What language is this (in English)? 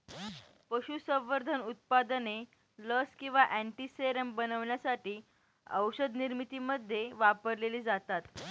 Marathi